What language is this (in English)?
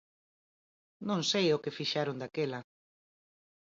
Galician